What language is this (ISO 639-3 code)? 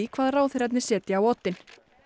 isl